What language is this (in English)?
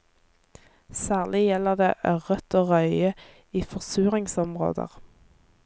Norwegian